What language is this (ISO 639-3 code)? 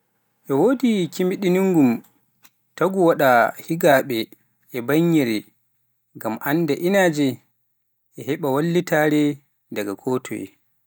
fuf